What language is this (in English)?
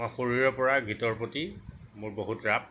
Assamese